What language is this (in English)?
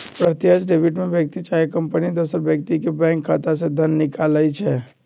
Magahi